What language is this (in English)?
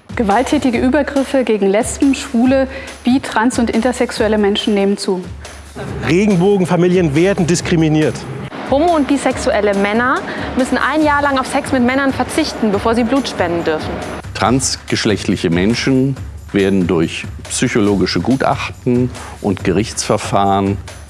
German